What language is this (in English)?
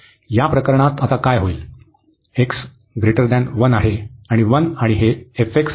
Marathi